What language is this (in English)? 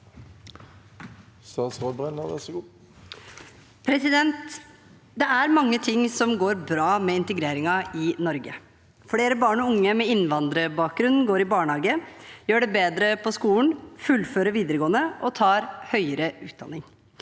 Norwegian